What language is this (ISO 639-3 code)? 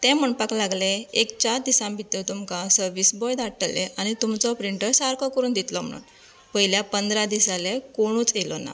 kok